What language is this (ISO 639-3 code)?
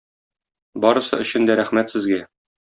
tat